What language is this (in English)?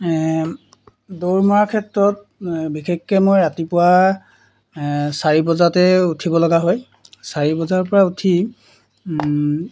Assamese